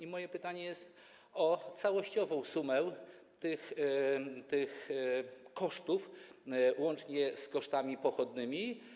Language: Polish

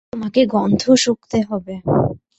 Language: Bangla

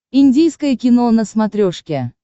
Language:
Russian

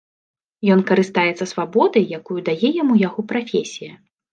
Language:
Belarusian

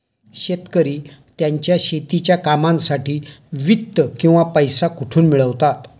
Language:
Marathi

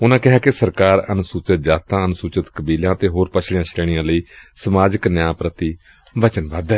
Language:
Punjabi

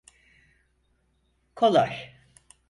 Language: Turkish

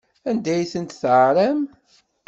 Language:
Kabyle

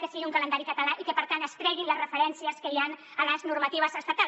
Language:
Catalan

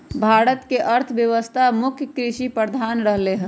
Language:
Magahi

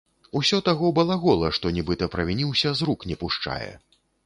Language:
Belarusian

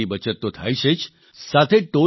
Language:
Gujarati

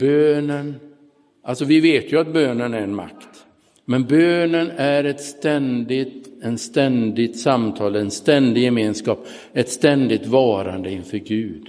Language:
Swedish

